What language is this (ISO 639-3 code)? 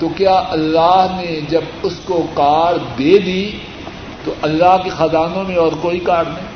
urd